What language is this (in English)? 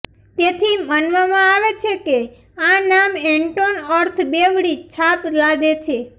Gujarati